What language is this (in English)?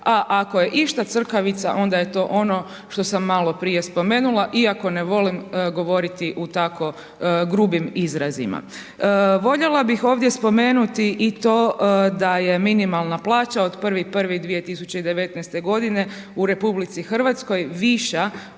Croatian